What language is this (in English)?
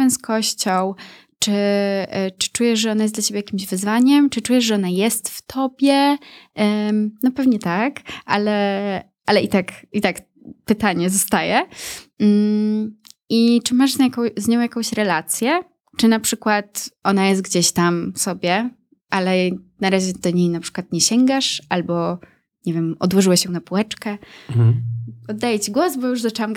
Polish